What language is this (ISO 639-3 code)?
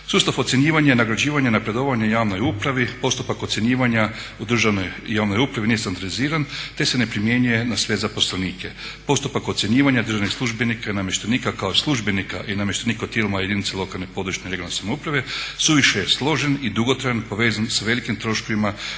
hrv